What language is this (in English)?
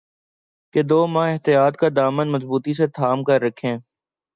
Urdu